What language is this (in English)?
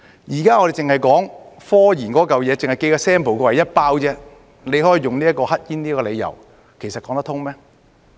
Cantonese